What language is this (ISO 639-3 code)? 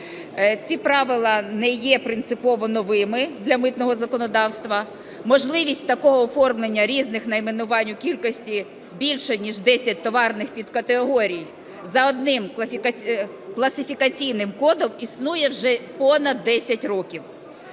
ukr